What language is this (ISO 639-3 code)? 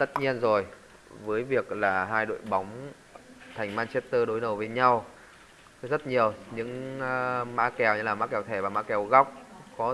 vie